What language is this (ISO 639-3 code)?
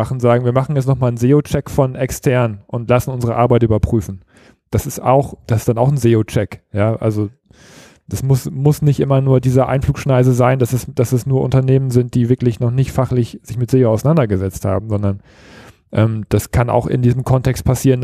deu